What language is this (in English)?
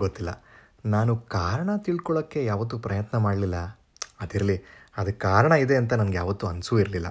Kannada